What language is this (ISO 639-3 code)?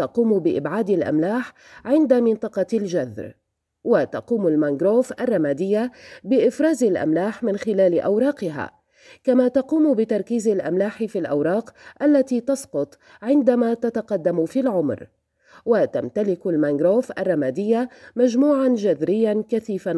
ara